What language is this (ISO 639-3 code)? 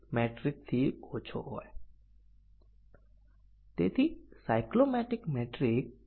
guj